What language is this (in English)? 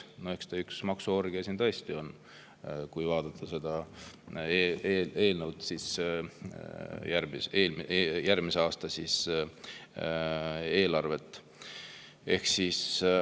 Estonian